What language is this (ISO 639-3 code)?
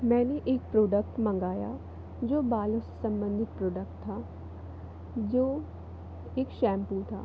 hin